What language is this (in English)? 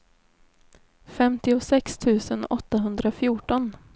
Swedish